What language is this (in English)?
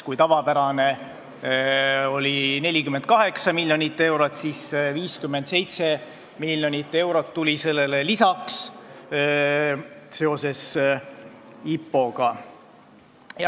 Estonian